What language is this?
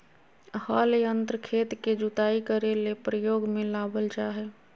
Magahi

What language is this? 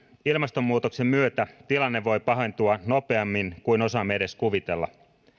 Finnish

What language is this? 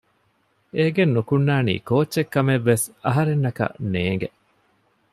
Divehi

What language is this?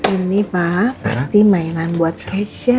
Indonesian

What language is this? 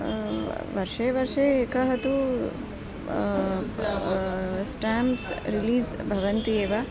Sanskrit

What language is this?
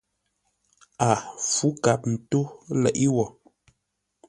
Ngombale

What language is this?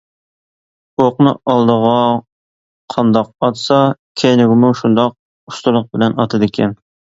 Uyghur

